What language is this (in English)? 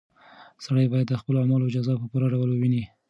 Pashto